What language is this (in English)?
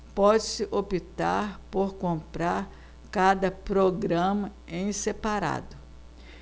Portuguese